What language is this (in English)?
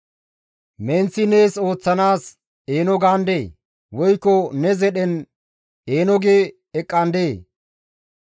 Gamo